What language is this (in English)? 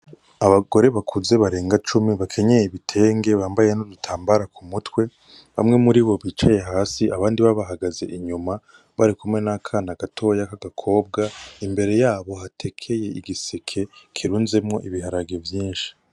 Rundi